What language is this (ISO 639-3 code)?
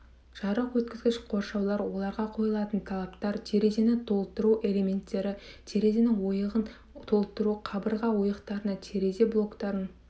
kaz